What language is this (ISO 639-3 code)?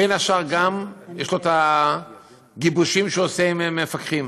heb